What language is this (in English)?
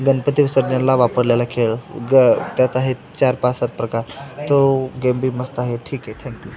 Marathi